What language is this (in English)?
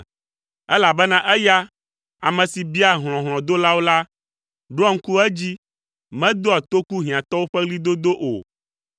Ewe